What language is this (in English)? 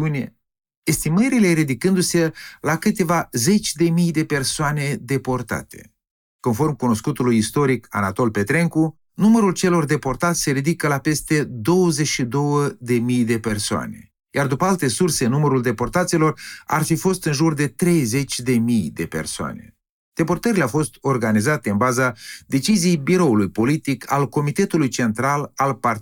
Romanian